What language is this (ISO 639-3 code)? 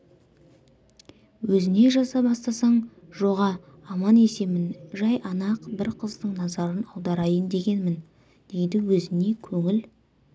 kaz